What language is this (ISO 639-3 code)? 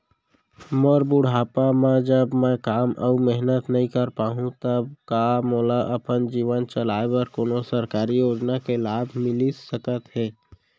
hne